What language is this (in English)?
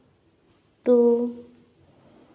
Santali